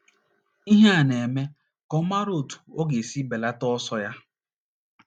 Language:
Igbo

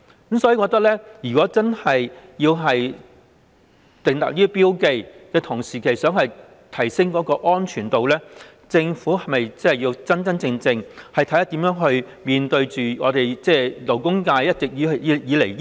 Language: Cantonese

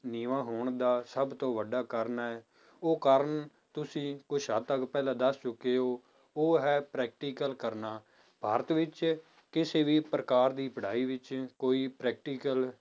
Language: Punjabi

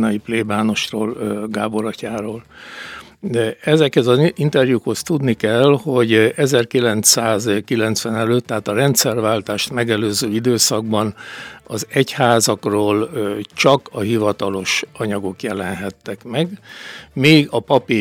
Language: Hungarian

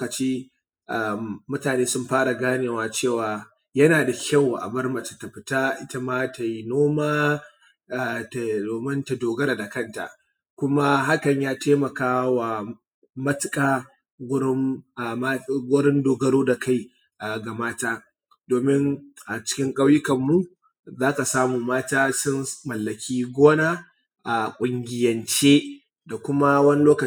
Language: Hausa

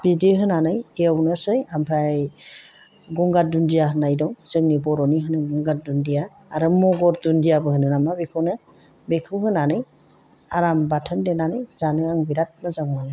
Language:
Bodo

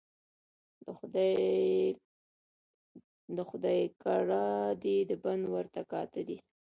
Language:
Pashto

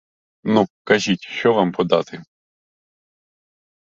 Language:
Ukrainian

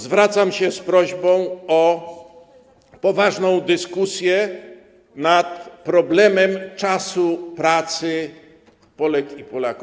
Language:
Polish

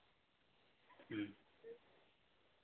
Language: Santali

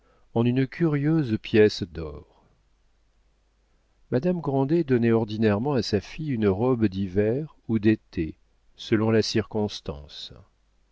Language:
French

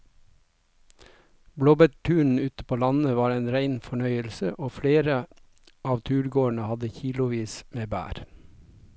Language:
Norwegian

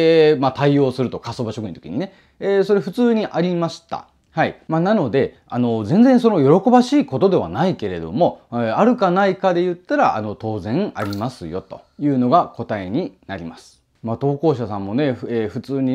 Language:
Japanese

